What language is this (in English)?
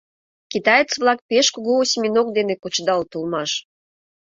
Mari